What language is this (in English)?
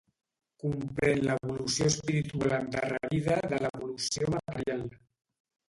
Catalan